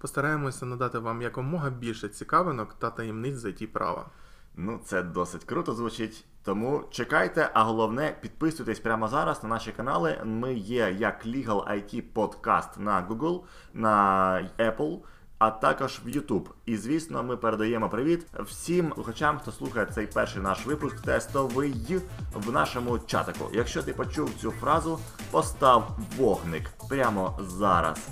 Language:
Ukrainian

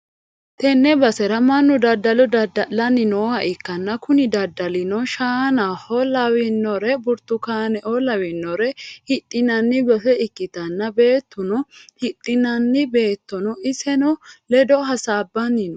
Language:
Sidamo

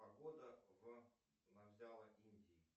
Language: Russian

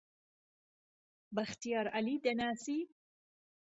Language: Central Kurdish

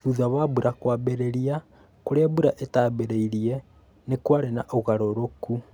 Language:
Kikuyu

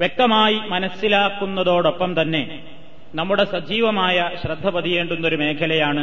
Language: Malayalam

